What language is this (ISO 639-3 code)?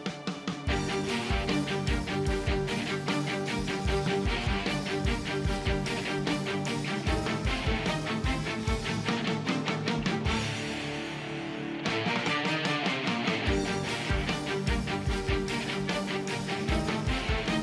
tur